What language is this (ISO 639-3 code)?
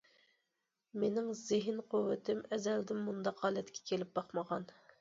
uig